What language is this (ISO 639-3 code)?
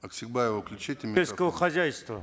kaz